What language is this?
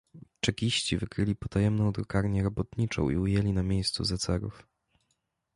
Polish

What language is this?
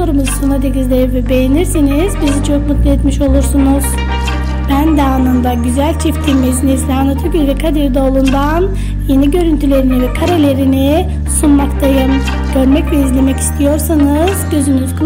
Turkish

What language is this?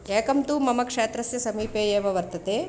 Sanskrit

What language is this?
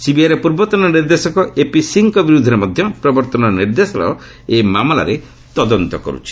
Odia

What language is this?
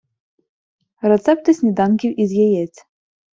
Ukrainian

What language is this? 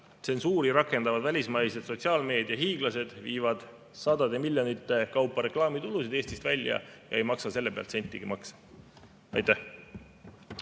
Estonian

